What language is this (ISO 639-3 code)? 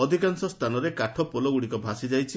ori